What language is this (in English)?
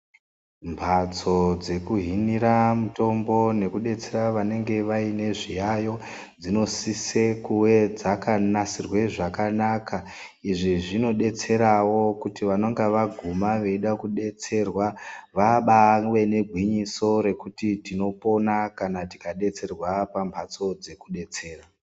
Ndau